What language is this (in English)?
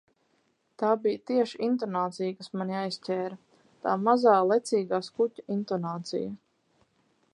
Latvian